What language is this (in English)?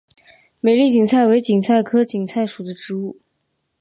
Chinese